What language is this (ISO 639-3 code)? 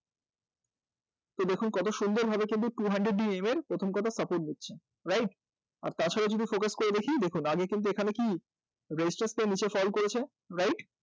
ben